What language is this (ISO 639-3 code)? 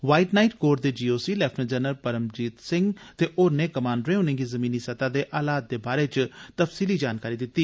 doi